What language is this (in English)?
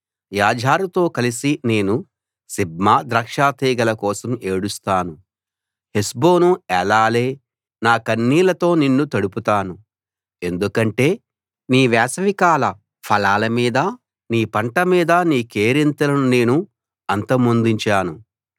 Telugu